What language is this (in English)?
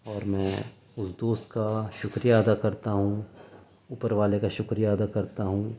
Urdu